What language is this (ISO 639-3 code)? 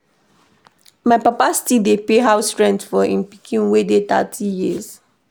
pcm